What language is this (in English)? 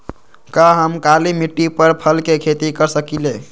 Magahi